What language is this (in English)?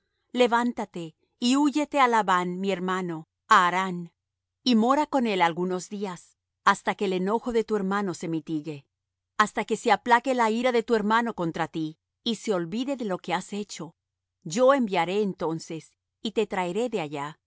Spanish